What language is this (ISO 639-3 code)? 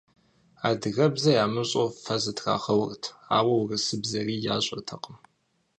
kbd